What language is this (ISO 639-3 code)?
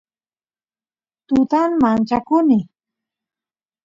qus